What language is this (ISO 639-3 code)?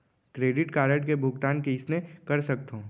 hne